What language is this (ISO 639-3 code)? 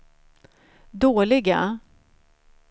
swe